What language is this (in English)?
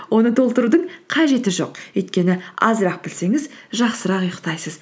Kazakh